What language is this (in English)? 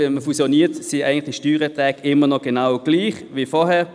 Swiss German